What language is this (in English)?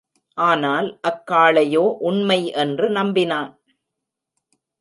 Tamil